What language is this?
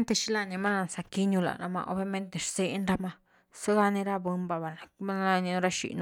Güilá Zapotec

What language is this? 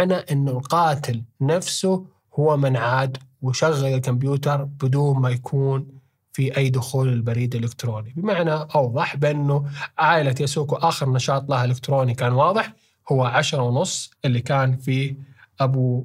Arabic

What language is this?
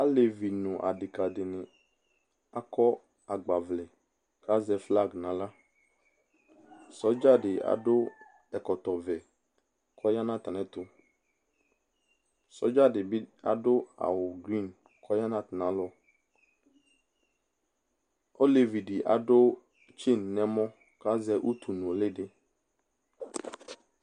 Ikposo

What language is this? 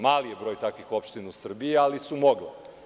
Serbian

